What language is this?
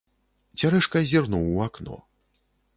Belarusian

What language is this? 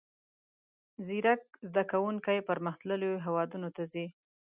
Pashto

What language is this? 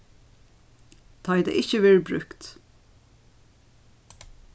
Faroese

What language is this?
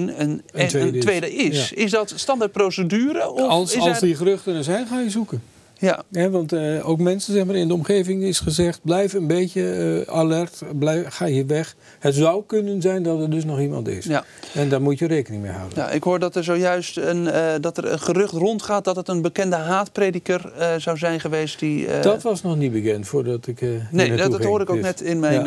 Dutch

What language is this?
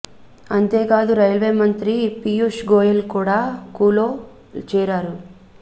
Telugu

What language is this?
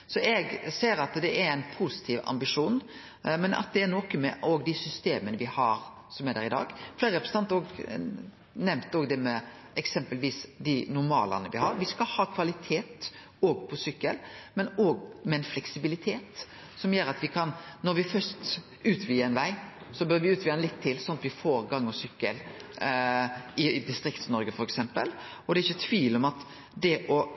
Norwegian Nynorsk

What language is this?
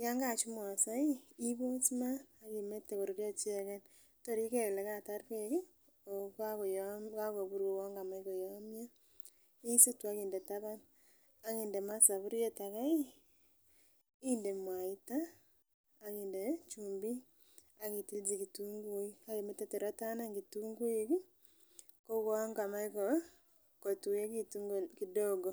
Kalenjin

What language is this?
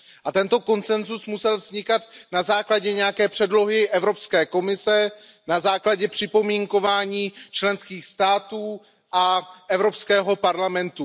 Czech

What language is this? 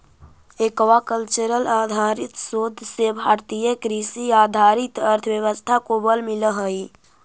Magahi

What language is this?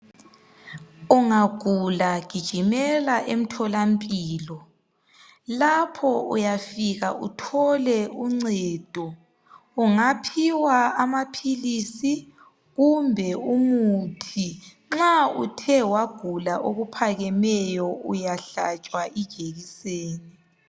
North Ndebele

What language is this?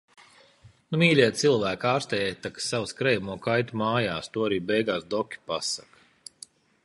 Latvian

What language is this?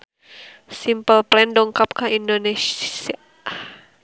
Sundanese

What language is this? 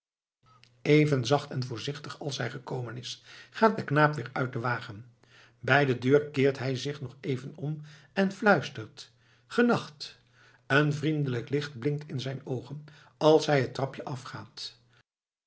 Dutch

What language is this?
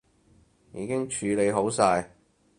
Cantonese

